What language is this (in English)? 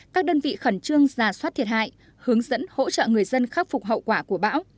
Vietnamese